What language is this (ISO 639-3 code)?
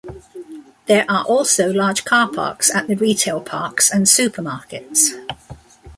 eng